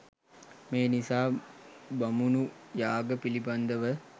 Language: Sinhala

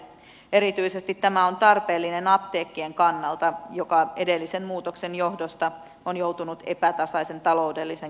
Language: Finnish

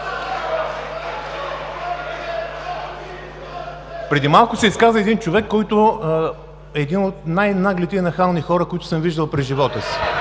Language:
Bulgarian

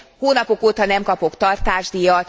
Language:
Hungarian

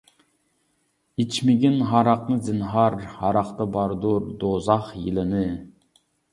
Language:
Uyghur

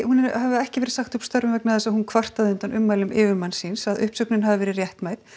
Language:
Icelandic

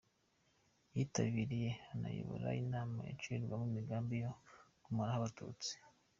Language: Kinyarwanda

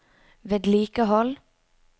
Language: Norwegian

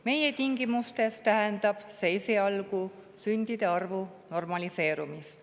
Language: Estonian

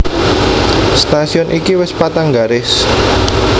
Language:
Javanese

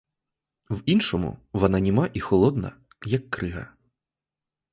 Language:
Ukrainian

